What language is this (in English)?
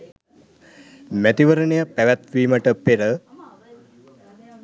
Sinhala